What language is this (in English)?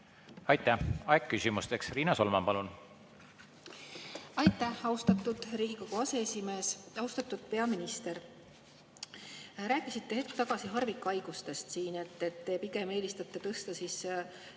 Estonian